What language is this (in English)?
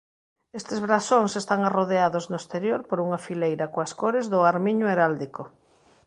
Galician